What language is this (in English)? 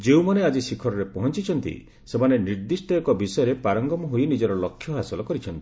Odia